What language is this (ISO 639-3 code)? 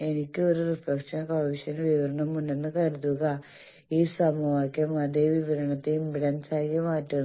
mal